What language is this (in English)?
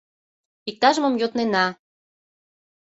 Mari